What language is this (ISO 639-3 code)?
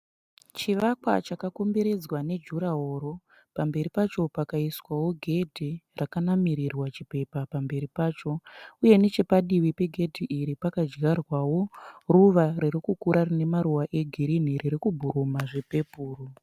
sna